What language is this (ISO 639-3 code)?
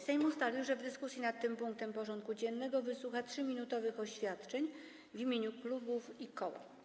pol